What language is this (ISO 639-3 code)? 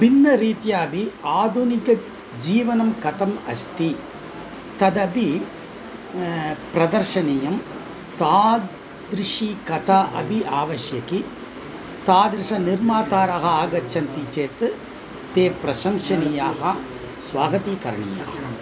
san